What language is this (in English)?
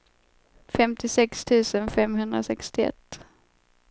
Swedish